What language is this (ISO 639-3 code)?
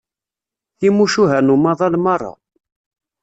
kab